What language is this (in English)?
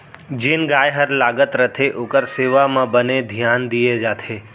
Chhattisgarhi